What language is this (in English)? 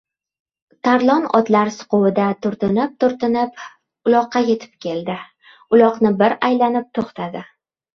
Uzbek